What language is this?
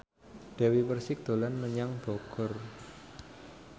Javanese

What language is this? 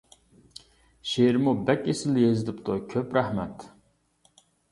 Uyghur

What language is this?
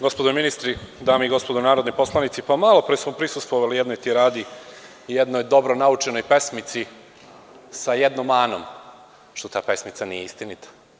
Serbian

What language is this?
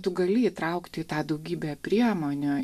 Lithuanian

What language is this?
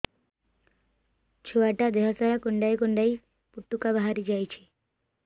Odia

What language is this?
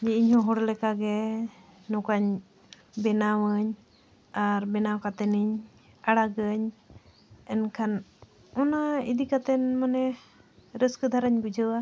Santali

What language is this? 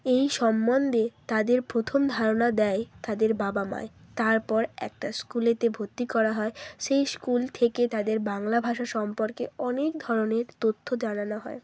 Bangla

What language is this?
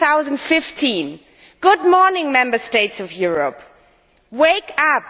English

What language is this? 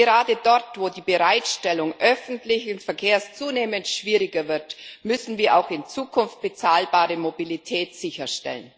German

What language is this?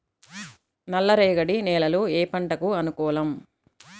Telugu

